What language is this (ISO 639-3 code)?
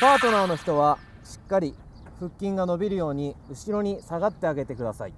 jpn